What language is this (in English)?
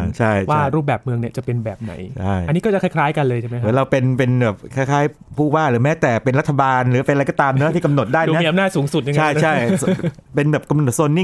Thai